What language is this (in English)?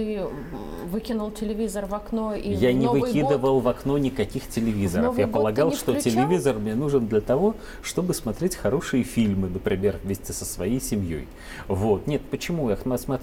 Russian